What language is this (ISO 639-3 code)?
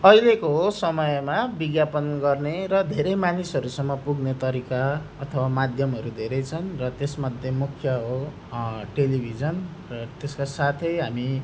nep